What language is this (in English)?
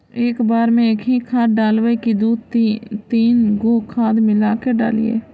Magahi